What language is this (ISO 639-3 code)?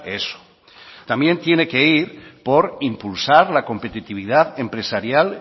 spa